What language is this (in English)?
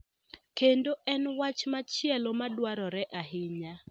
Luo (Kenya and Tanzania)